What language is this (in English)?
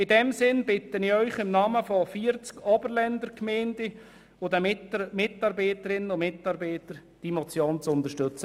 Swiss German